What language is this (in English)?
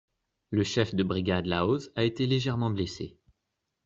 French